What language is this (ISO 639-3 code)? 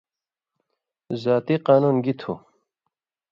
mvy